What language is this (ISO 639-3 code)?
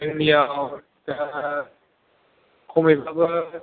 brx